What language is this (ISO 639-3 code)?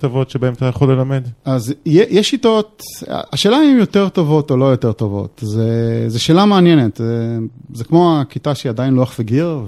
heb